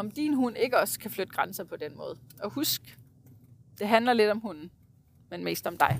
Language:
Danish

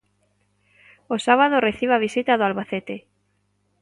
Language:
Galician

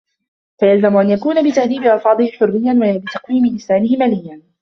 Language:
Arabic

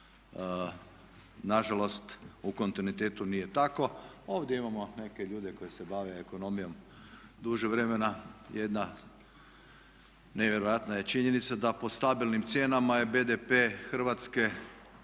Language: Croatian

